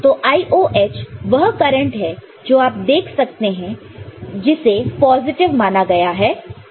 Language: Hindi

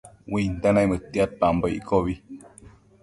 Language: Matsés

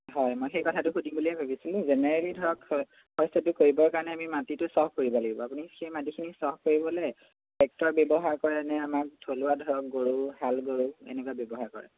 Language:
Assamese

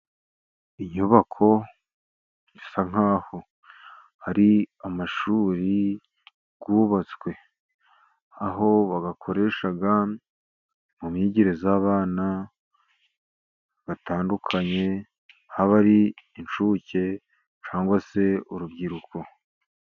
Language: Kinyarwanda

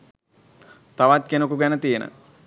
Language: Sinhala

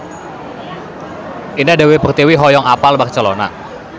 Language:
Sundanese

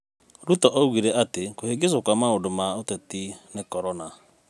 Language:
Kikuyu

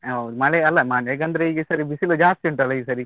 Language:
Kannada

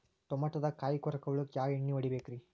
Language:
Kannada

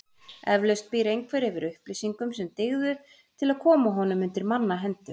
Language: Icelandic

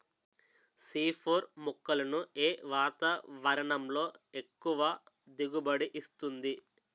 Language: Telugu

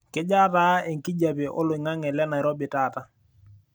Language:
Masai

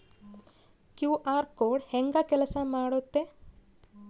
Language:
Kannada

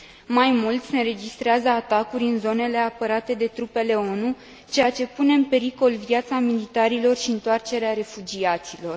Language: Romanian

